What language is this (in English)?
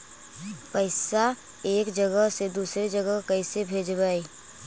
Magahi